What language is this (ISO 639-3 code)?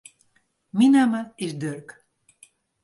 fry